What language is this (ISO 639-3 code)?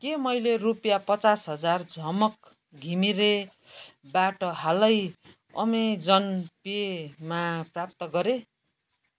nep